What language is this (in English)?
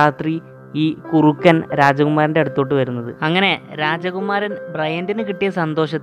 Malayalam